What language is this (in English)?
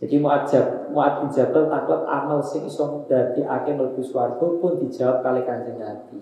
Indonesian